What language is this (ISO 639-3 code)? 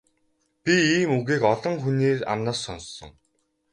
mon